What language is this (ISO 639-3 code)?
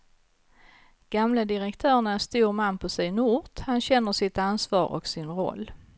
swe